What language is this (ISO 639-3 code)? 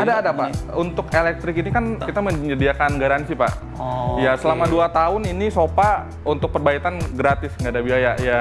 ind